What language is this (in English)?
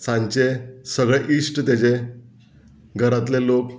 Konkani